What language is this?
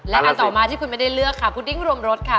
Thai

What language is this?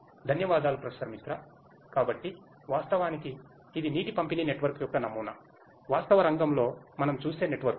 Telugu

